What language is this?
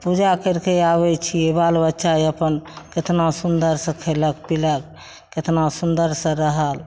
Maithili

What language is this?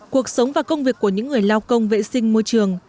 Vietnamese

